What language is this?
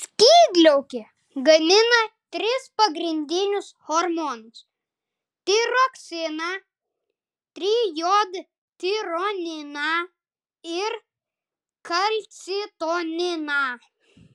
Lithuanian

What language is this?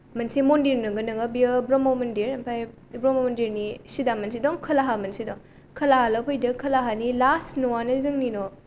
Bodo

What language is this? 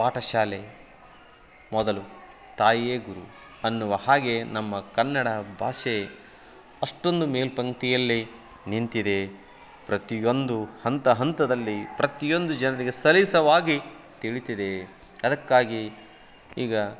Kannada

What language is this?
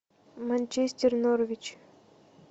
Russian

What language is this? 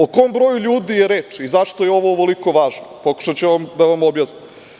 Serbian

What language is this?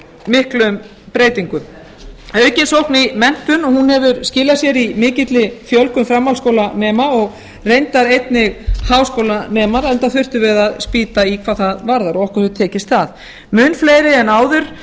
Icelandic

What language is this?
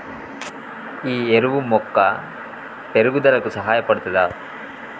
Telugu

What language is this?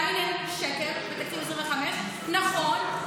Hebrew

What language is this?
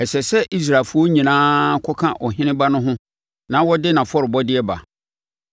Akan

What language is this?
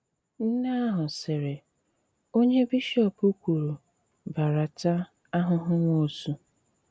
Igbo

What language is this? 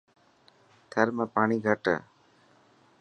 Dhatki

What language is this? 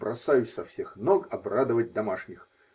Russian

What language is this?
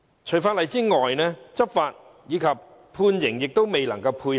Cantonese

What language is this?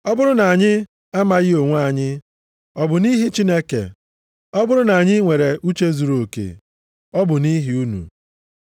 Igbo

